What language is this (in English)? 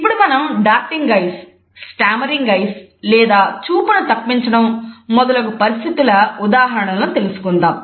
Telugu